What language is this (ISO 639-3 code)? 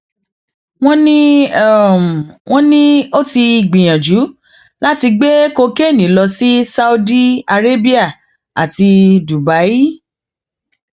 yor